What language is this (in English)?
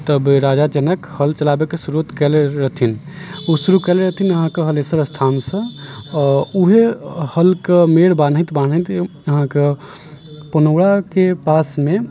Maithili